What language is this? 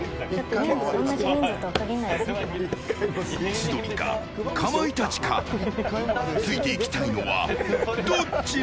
Japanese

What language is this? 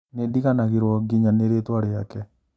Kikuyu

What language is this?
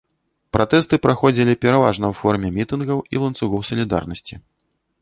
Belarusian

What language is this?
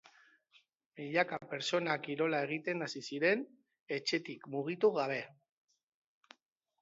Basque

